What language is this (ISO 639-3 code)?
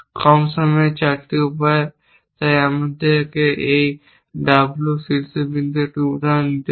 ben